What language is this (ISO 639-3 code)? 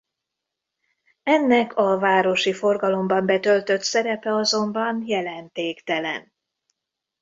hun